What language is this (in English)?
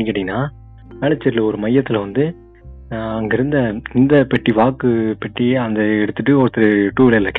Tamil